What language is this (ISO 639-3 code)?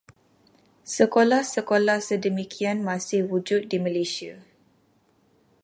msa